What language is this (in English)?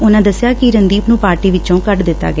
Punjabi